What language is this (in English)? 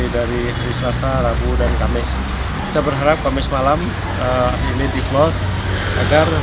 Indonesian